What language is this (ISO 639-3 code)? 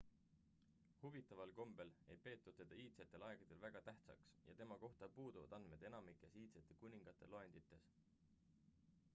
est